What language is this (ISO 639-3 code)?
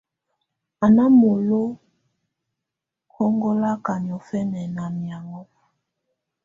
tvu